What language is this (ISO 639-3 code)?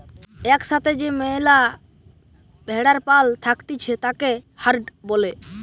ben